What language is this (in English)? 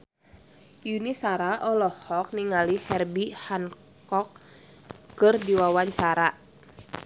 Sundanese